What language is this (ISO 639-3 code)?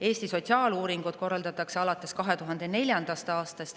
est